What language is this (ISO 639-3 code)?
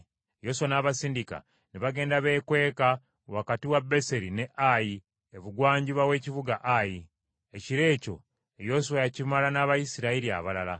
lug